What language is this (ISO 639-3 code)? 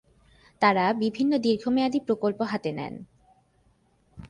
ben